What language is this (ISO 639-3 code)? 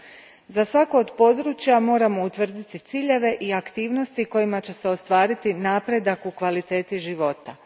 hrv